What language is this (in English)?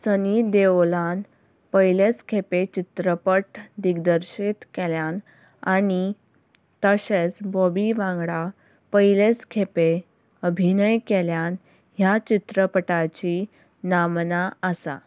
Konkani